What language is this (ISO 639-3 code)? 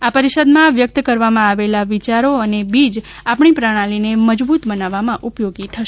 guj